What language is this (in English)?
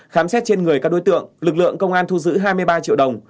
Vietnamese